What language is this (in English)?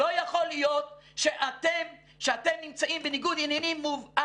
Hebrew